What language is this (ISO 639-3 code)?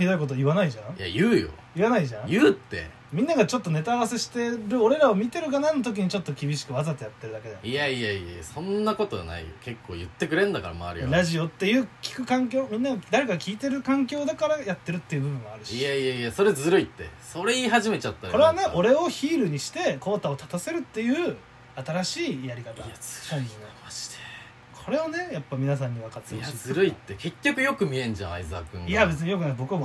jpn